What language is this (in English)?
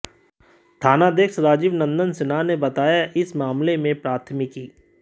Hindi